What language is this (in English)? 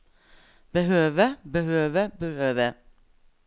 Norwegian